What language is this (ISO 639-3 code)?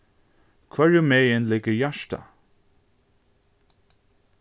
fao